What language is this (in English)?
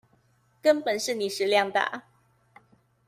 Chinese